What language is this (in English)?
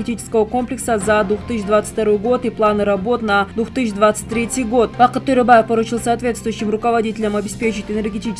Russian